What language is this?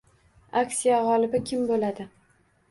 Uzbek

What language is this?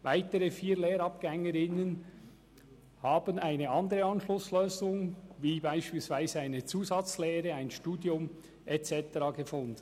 Swiss German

